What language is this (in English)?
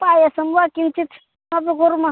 Sanskrit